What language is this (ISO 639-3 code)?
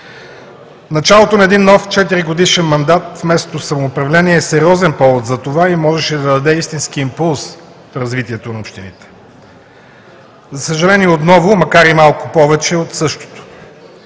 bul